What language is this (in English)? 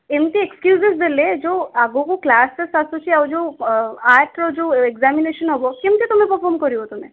Odia